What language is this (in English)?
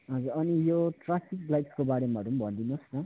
Nepali